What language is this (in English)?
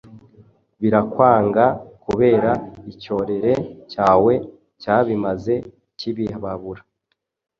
Kinyarwanda